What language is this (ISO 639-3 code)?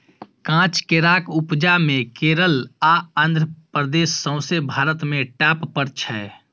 mai